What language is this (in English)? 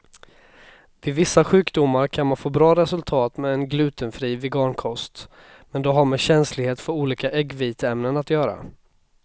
Swedish